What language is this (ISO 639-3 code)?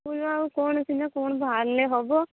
ori